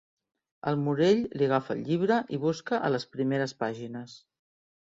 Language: Catalan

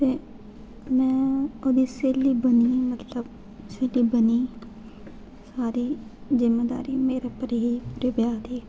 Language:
Dogri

